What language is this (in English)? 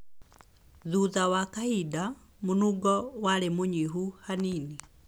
Kikuyu